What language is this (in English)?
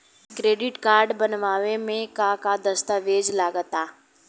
Bhojpuri